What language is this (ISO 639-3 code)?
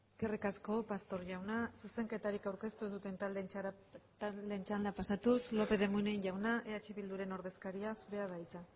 eus